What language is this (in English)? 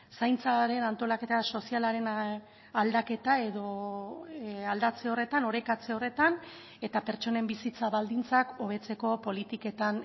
Basque